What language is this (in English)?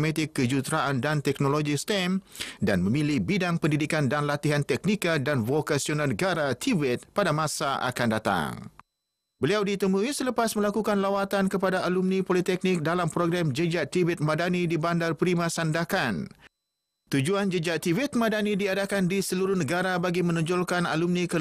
Malay